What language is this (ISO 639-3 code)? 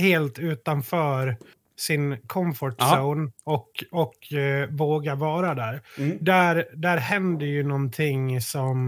swe